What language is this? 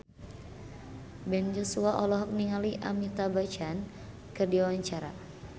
Sundanese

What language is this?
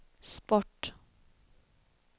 Swedish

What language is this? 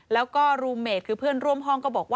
Thai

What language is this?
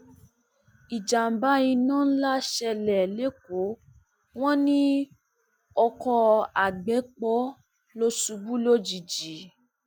Yoruba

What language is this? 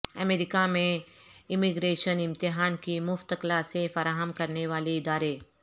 Urdu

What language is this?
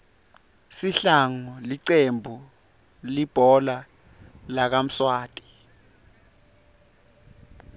Swati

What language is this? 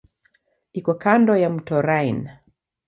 Swahili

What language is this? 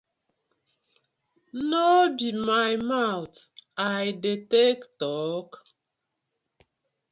Nigerian Pidgin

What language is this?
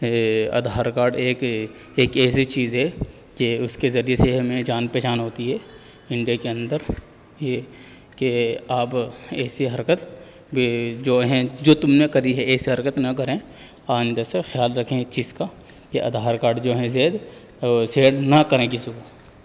Urdu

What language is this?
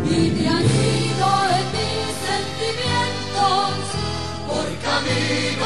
Romanian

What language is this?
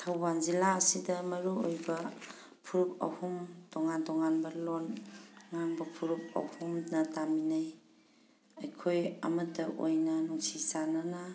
Manipuri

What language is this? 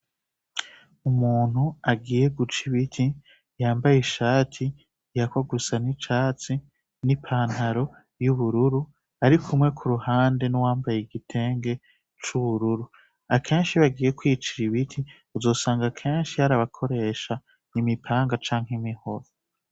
Rundi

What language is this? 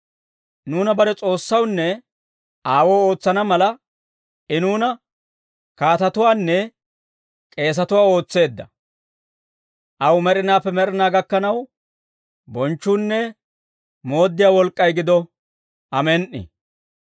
Dawro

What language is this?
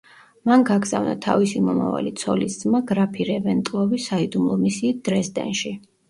Georgian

